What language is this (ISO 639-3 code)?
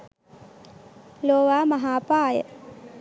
sin